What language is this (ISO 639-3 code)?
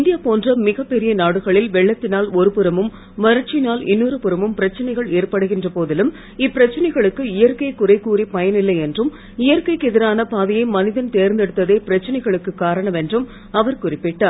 tam